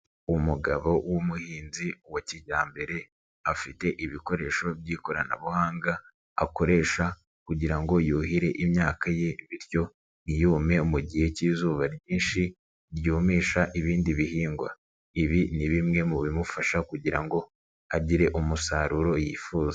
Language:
Kinyarwanda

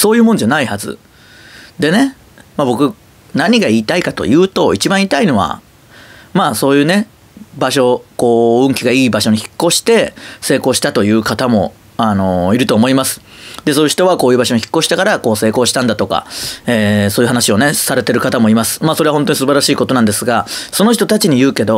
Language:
Japanese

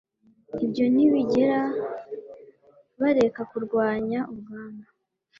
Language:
Kinyarwanda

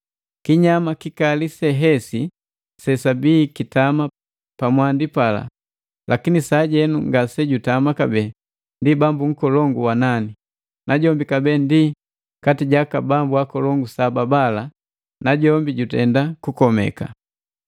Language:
Matengo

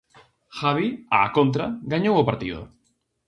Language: Galician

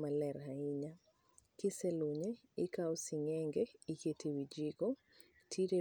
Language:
Luo (Kenya and Tanzania)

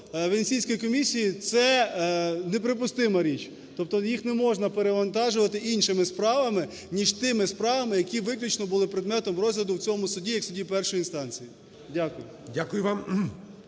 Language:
Ukrainian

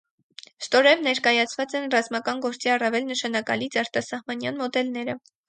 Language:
Armenian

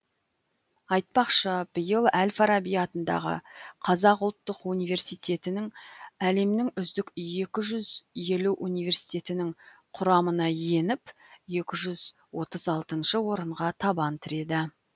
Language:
Kazakh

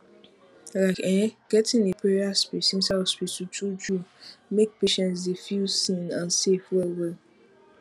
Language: Nigerian Pidgin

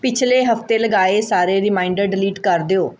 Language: Punjabi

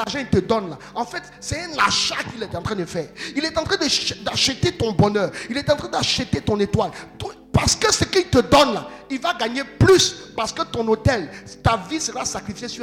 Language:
French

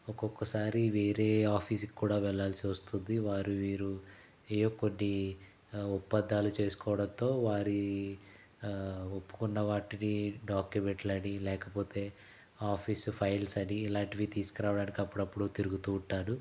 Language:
Telugu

